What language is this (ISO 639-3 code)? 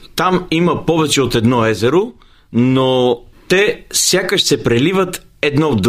bul